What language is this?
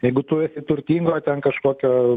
Lithuanian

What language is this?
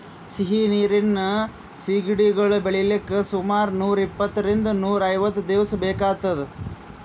Kannada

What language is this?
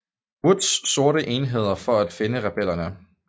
Danish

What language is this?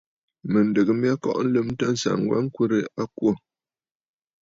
Bafut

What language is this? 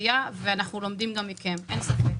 Hebrew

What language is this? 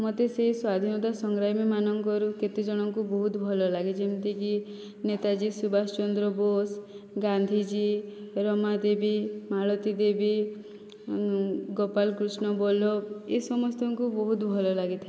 Odia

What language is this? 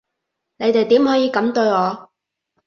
Cantonese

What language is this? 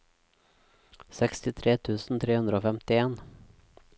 Norwegian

